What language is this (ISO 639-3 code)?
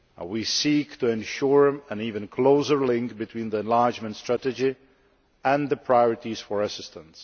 eng